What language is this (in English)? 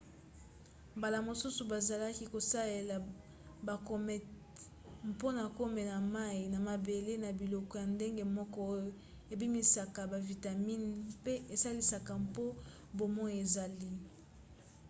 Lingala